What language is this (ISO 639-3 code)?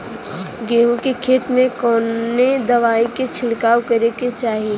bho